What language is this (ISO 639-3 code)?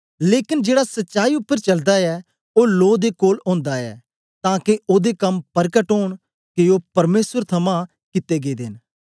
doi